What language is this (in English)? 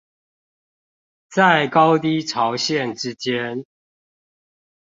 Chinese